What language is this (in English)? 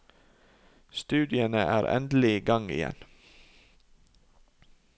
Norwegian